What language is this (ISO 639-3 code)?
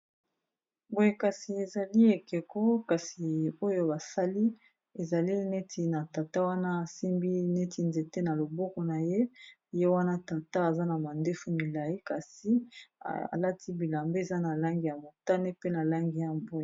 lin